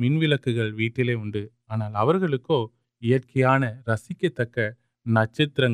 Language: Urdu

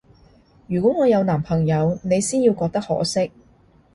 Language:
Cantonese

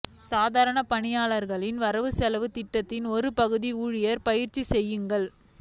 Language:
Tamil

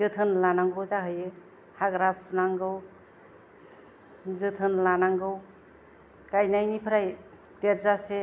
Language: Bodo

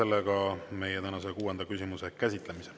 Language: Estonian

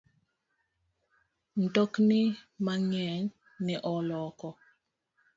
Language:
Luo (Kenya and Tanzania)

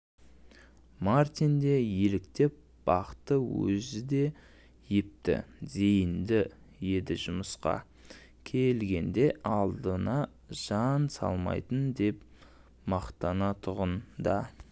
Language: Kazakh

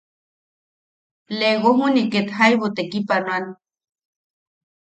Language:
Yaqui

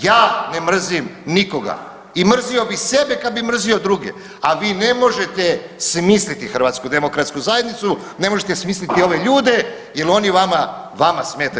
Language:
Croatian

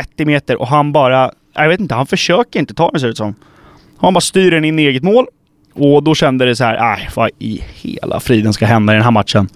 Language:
Swedish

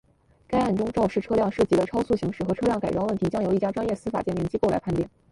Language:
Chinese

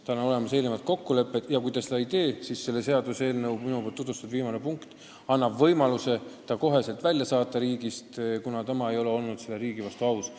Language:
Estonian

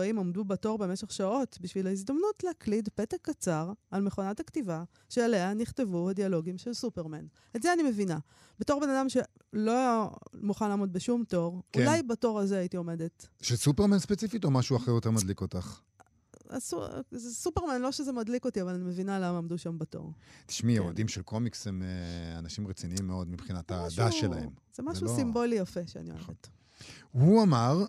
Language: Hebrew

